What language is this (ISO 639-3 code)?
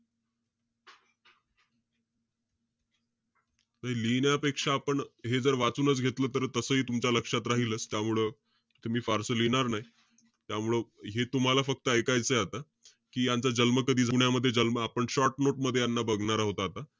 mar